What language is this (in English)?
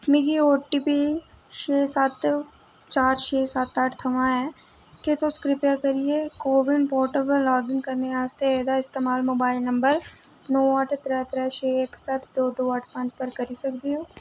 Dogri